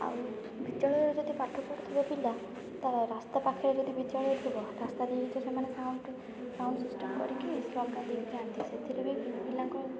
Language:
Odia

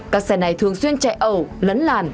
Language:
Vietnamese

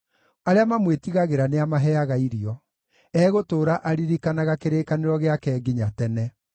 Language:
Kikuyu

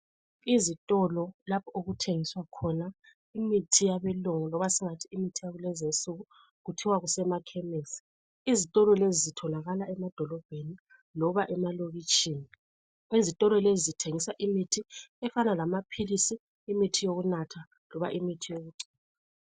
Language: North Ndebele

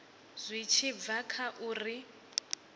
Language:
Venda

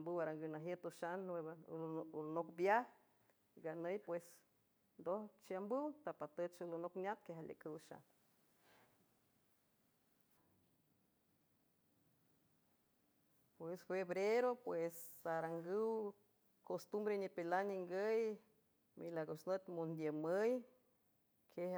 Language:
San Francisco Del Mar Huave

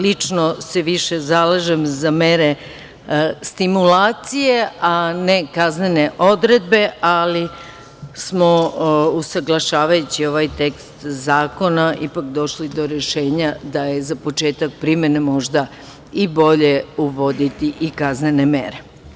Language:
Serbian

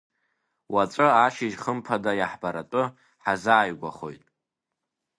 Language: Abkhazian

